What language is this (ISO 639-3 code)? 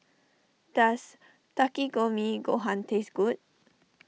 eng